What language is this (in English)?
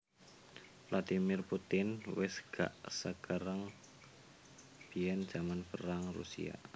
Javanese